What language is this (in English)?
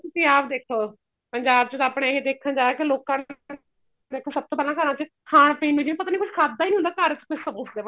Punjabi